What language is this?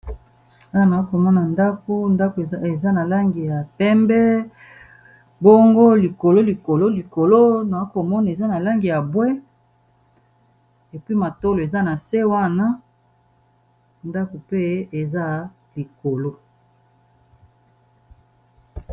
Lingala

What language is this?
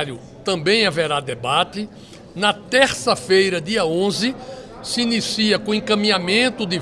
Portuguese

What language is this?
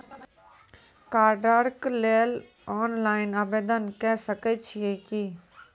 Maithili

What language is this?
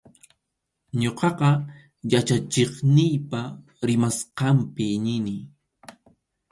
Arequipa-La Unión Quechua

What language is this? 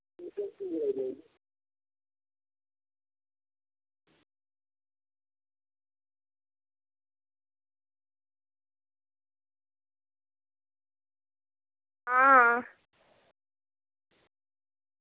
Dogri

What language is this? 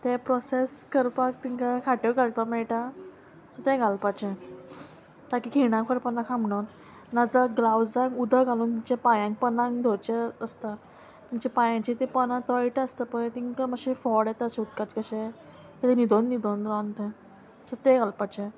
Konkani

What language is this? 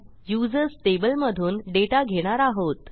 Marathi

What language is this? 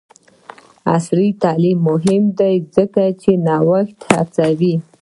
Pashto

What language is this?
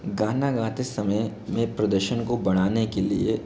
Hindi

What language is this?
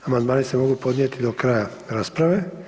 Croatian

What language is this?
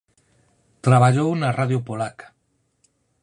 Galician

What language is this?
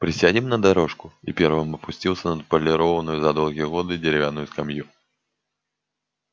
Russian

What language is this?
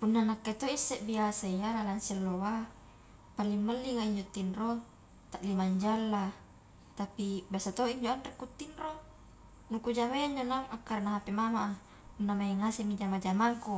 Highland Konjo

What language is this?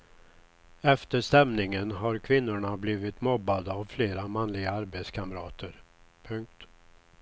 Swedish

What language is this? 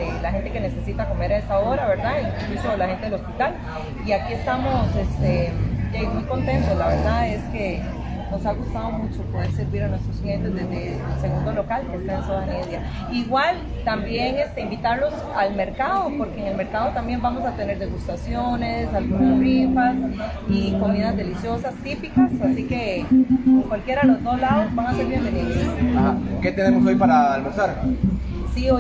Spanish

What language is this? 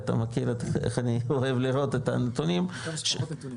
Hebrew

